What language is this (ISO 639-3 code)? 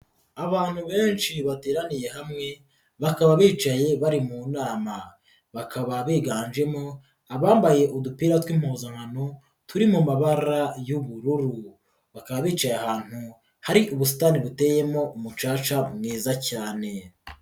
kin